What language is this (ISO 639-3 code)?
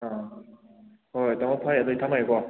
mni